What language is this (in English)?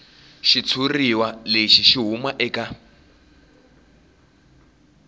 Tsonga